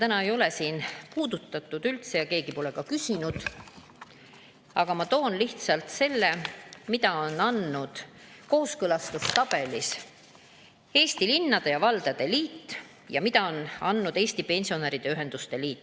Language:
Estonian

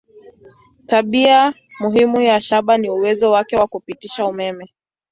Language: Swahili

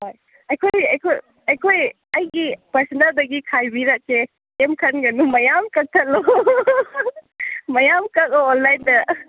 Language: Manipuri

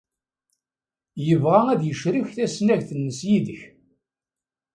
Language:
Kabyle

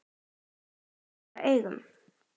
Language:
Icelandic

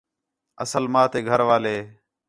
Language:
Khetrani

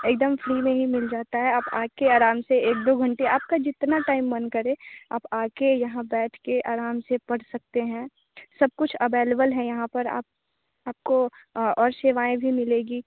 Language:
Hindi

